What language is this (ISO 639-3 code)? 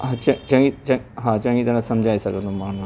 snd